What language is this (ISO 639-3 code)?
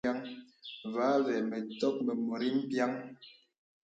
beb